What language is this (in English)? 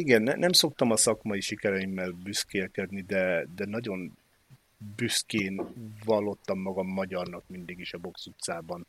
Hungarian